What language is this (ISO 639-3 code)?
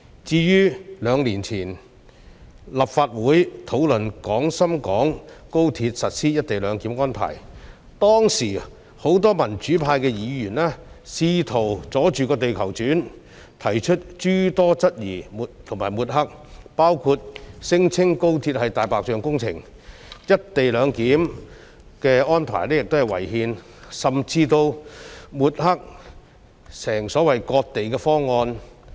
yue